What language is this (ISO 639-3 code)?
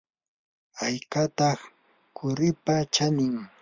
qur